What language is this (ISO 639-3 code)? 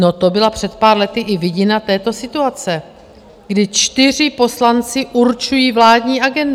ces